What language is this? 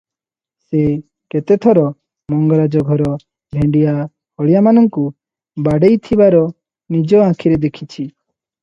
Odia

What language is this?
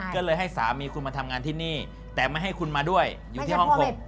Thai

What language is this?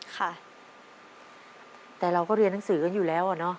Thai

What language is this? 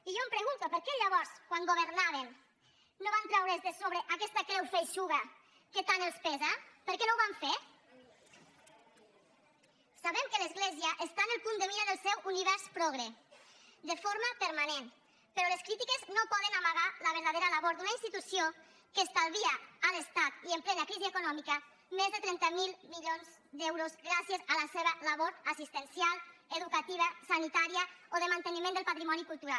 Catalan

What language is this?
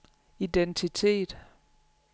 Danish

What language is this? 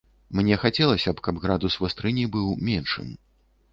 Belarusian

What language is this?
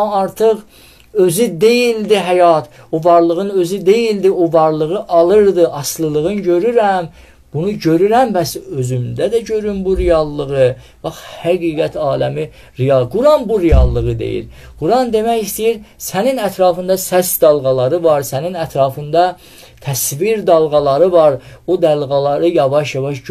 Turkish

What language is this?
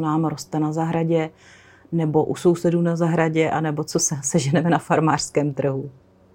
Czech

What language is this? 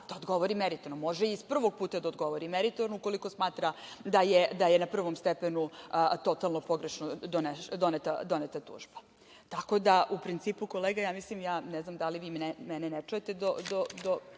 Serbian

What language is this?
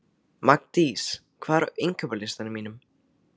Icelandic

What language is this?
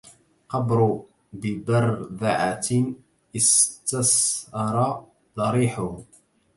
Arabic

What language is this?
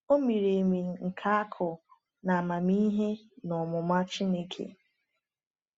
Igbo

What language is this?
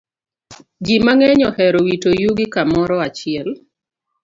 Luo (Kenya and Tanzania)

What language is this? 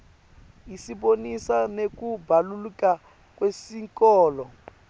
Swati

